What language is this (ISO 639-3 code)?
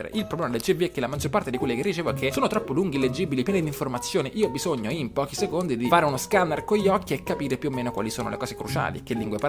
ita